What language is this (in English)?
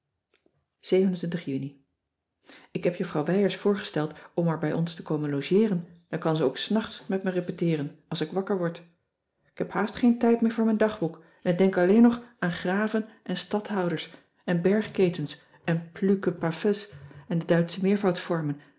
Dutch